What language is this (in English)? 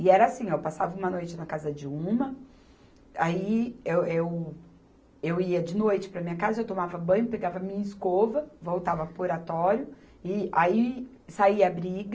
Portuguese